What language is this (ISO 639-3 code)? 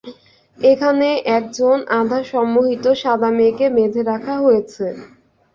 ben